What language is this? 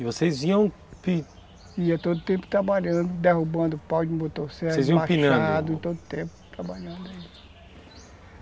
Portuguese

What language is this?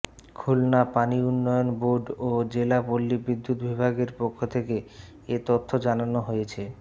Bangla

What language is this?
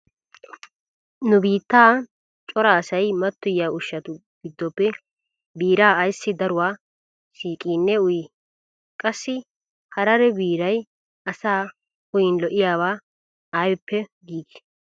Wolaytta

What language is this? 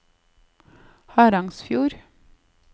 Norwegian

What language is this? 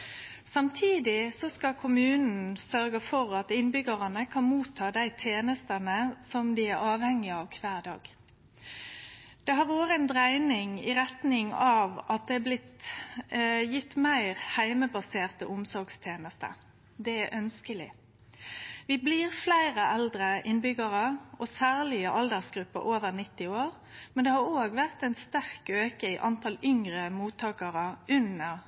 Norwegian Nynorsk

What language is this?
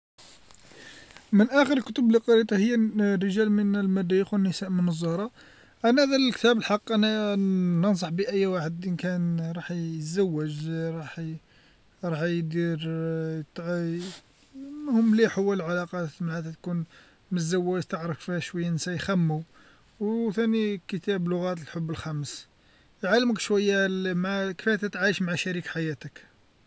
Algerian Arabic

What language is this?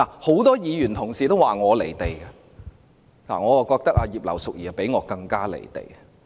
Cantonese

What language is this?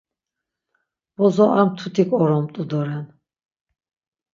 Laz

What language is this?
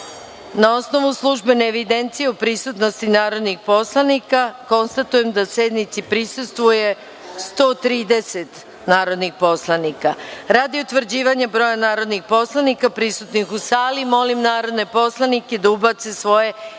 Serbian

